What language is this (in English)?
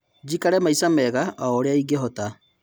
Kikuyu